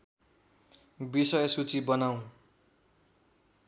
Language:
Nepali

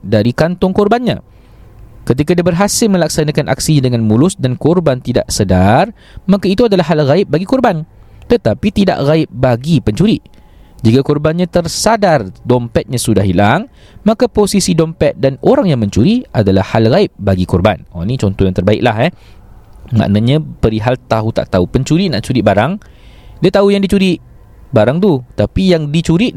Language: Malay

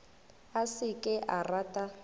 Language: Northern Sotho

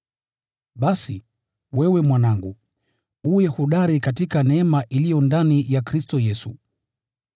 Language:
Swahili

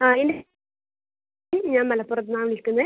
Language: Malayalam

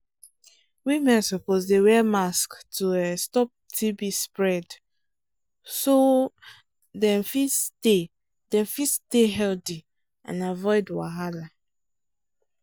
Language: Nigerian Pidgin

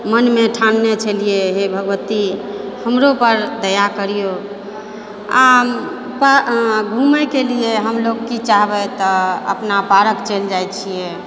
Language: Maithili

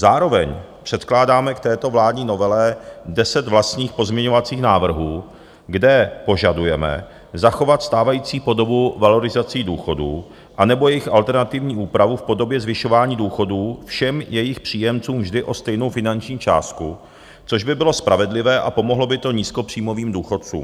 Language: Czech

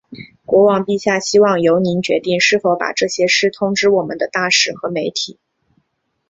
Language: Chinese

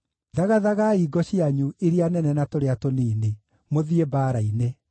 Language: Kikuyu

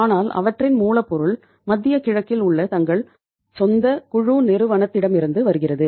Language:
Tamil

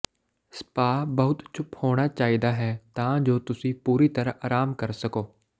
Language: Punjabi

